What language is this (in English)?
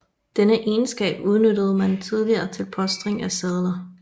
Danish